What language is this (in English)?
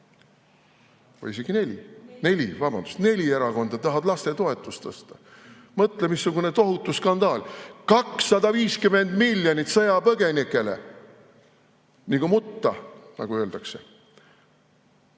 Estonian